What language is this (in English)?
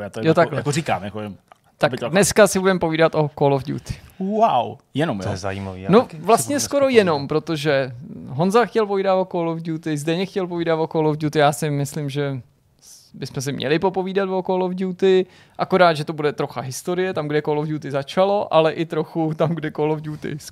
Czech